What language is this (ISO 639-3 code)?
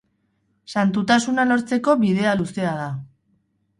eus